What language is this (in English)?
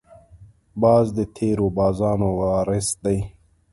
Pashto